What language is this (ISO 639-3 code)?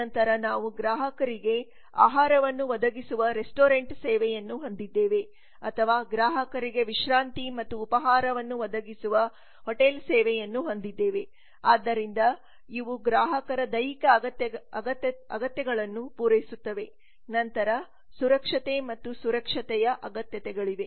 kan